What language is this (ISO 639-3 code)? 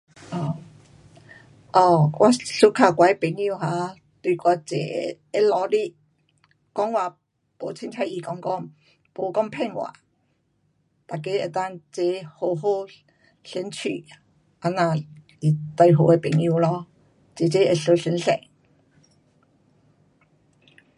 cpx